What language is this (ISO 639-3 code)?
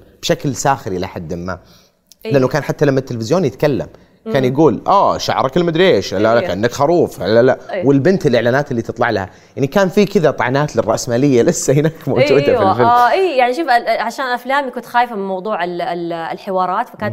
ara